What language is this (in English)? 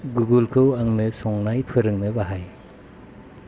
Bodo